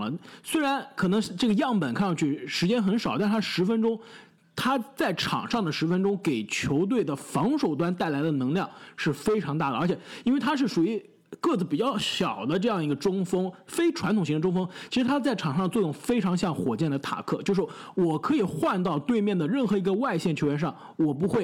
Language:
Chinese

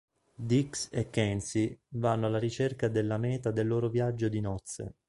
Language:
Italian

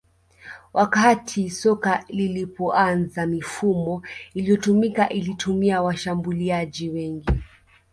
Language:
Swahili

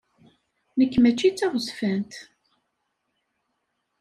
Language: Kabyle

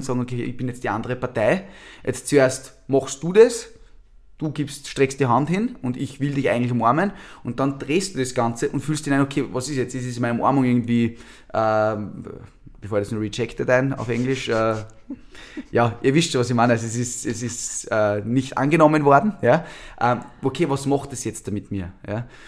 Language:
German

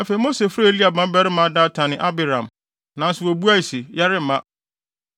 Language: Akan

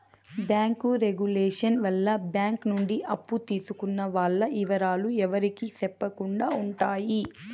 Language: Telugu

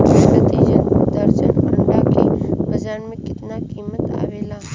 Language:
Bhojpuri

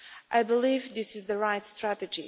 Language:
English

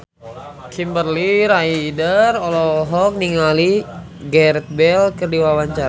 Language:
Sundanese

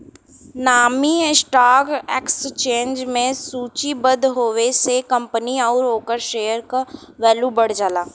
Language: Bhojpuri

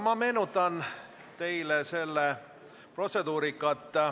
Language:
Estonian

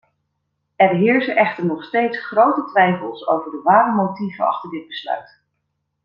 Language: Dutch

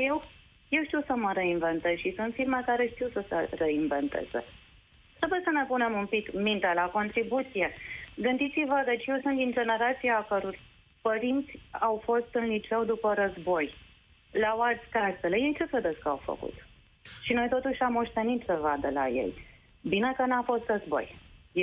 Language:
Romanian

